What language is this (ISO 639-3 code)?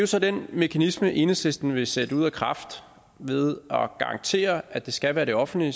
dan